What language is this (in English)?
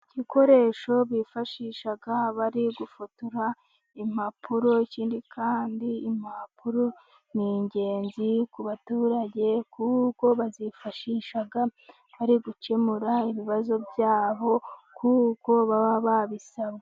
Kinyarwanda